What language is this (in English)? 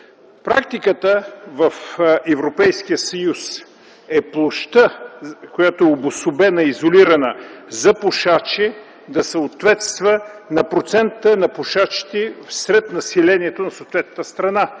Bulgarian